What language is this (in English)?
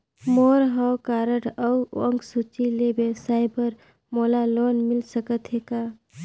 Chhattisgarhi